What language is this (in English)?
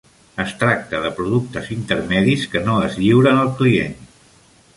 Catalan